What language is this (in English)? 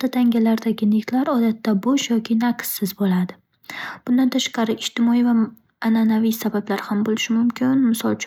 Uzbek